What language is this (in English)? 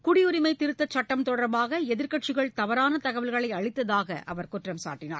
Tamil